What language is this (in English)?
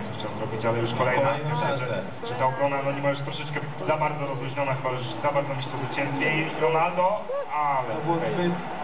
Polish